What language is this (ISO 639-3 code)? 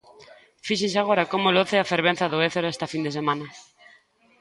glg